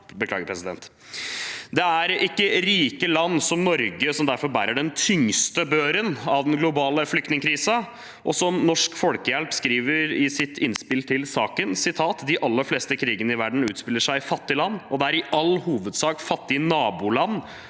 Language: Norwegian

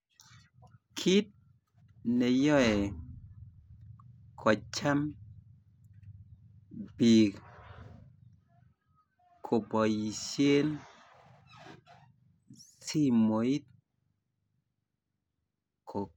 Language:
Kalenjin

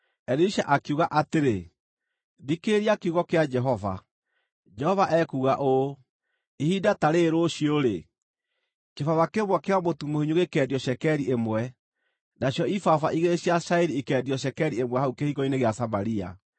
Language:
Kikuyu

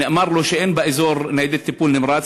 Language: Hebrew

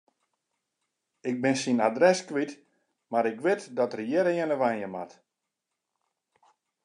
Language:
Western Frisian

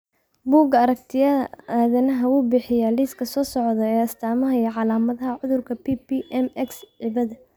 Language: Somali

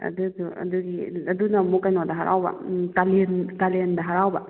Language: Manipuri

